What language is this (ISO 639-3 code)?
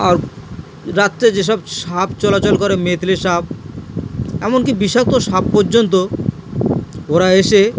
ben